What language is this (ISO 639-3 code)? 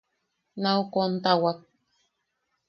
yaq